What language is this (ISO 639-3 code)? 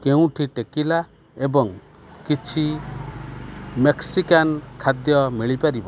ori